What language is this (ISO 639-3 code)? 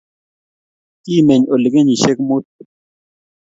kln